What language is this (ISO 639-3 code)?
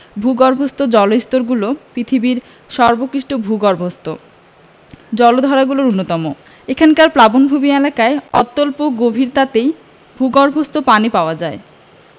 ben